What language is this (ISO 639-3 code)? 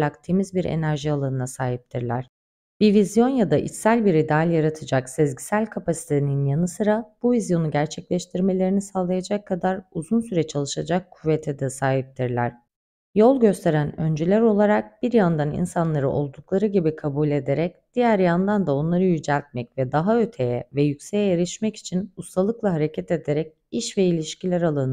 tur